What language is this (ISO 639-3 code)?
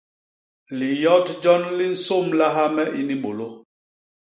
bas